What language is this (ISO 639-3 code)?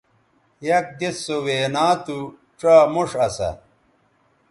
btv